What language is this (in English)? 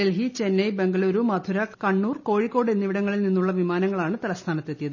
Malayalam